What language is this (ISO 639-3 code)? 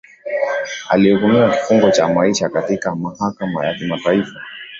swa